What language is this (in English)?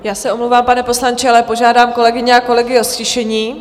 Czech